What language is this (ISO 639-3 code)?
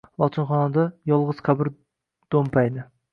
uzb